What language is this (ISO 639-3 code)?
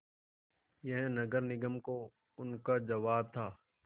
hin